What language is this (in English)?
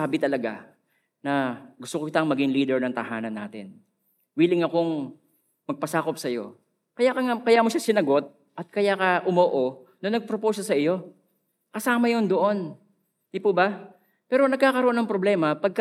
Filipino